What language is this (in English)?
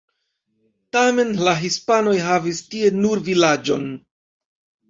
Esperanto